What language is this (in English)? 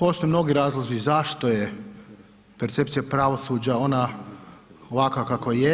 Croatian